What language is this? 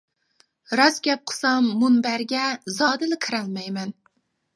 Uyghur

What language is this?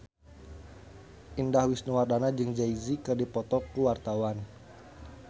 Sundanese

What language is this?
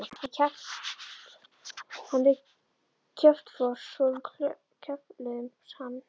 Icelandic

